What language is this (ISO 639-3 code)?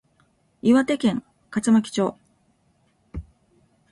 jpn